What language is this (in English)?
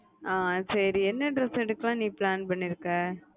Tamil